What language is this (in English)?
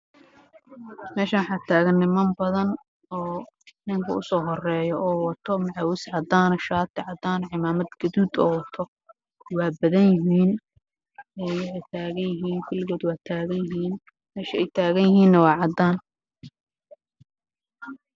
Somali